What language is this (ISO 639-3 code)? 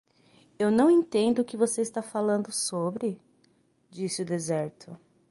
por